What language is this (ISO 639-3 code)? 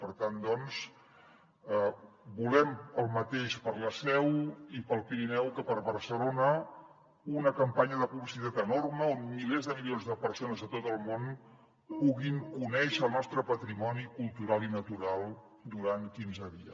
cat